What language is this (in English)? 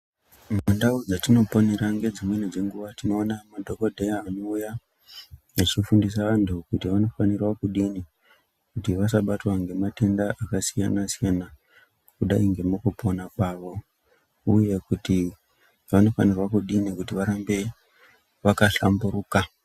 Ndau